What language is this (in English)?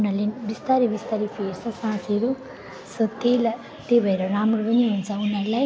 Nepali